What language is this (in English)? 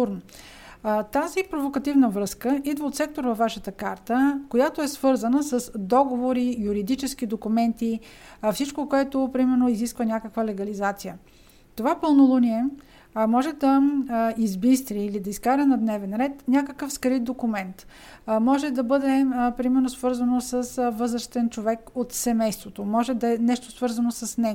Bulgarian